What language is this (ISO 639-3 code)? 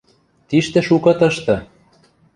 mrj